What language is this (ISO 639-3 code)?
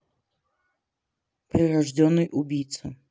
rus